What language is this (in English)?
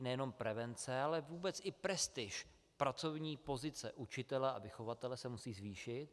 Czech